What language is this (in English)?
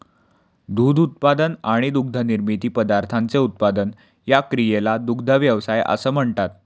Marathi